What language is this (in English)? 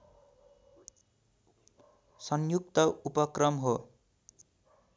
Nepali